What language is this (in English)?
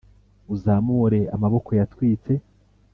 Kinyarwanda